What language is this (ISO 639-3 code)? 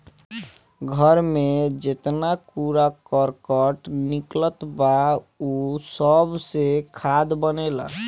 bho